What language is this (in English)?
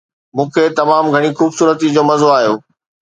Sindhi